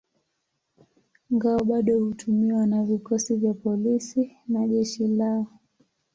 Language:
Swahili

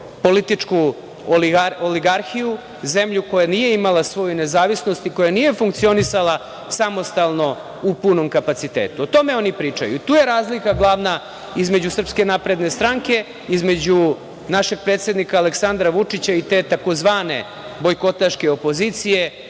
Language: Serbian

